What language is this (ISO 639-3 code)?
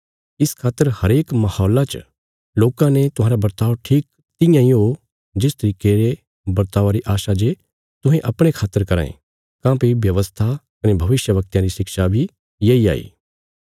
kfs